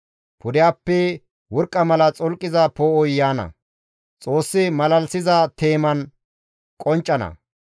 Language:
Gamo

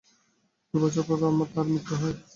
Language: Bangla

